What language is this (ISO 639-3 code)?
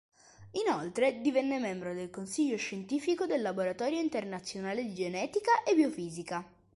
ita